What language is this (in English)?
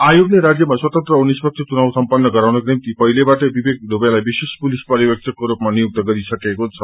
Nepali